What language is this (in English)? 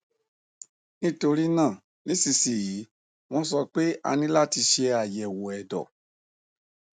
Yoruba